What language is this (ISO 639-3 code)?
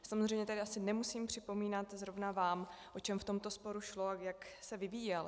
ces